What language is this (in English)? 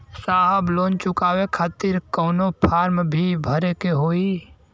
Bhojpuri